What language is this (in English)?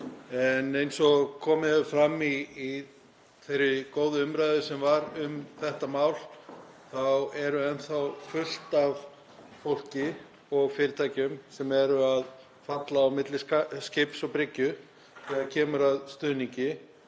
Icelandic